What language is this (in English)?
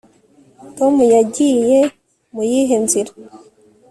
Kinyarwanda